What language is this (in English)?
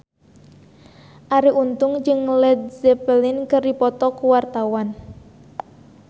Sundanese